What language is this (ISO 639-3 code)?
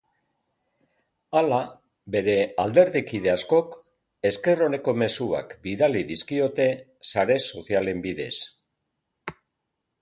eus